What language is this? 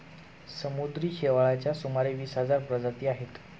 Marathi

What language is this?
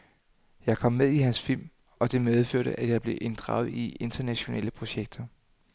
Danish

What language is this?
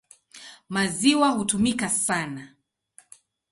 Swahili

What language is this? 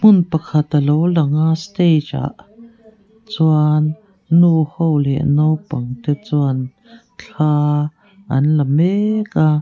Mizo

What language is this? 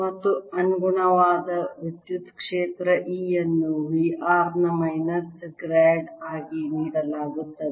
Kannada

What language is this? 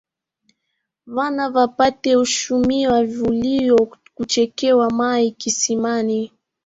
Swahili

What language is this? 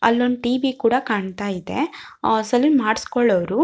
Kannada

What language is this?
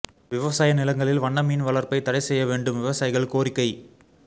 Tamil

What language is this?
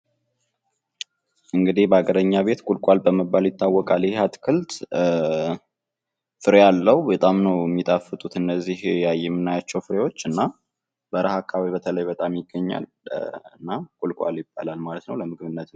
Amharic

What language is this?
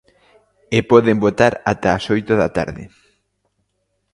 Galician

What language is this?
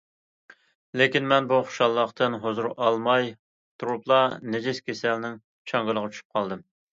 Uyghur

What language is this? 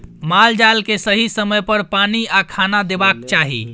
Maithili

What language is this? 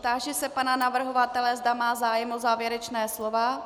Czech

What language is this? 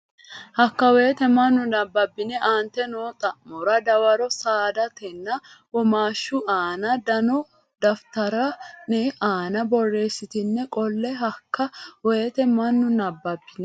Sidamo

